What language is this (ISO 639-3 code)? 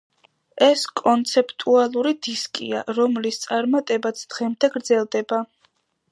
kat